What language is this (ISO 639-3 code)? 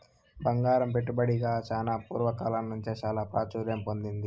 tel